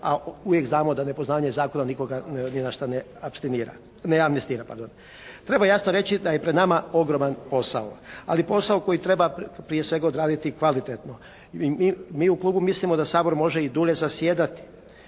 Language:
Croatian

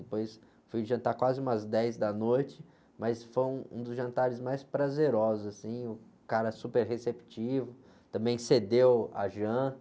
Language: Portuguese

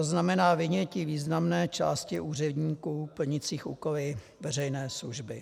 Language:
Czech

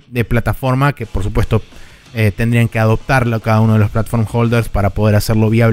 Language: Spanish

